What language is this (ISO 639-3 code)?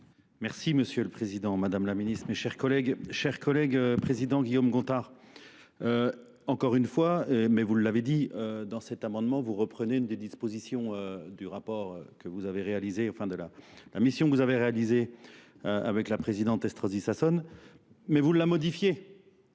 fra